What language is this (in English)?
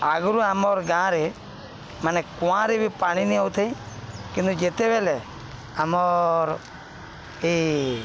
Odia